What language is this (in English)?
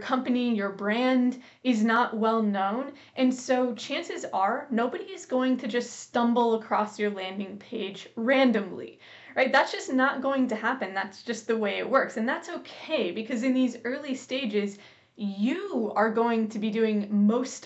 English